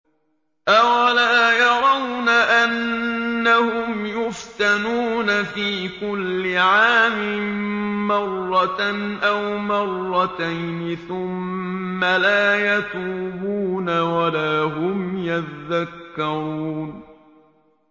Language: Arabic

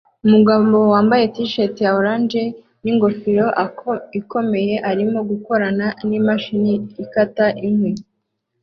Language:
Kinyarwanda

